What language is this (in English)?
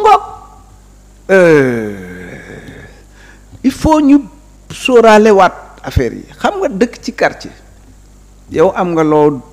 French